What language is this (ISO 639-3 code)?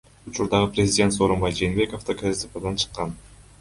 kir